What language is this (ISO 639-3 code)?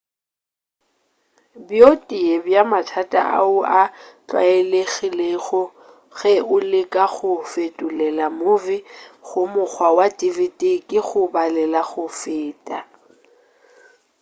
nso